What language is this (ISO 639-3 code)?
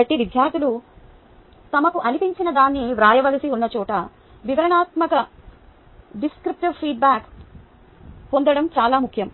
tel